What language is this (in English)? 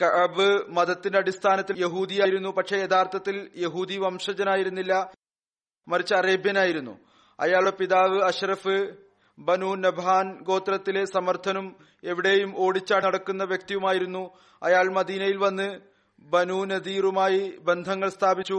Malayalam